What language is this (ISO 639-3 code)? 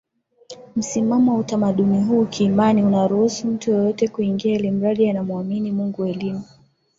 swa